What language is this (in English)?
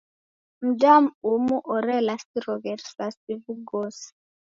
Taita